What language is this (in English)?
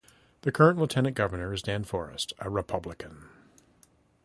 English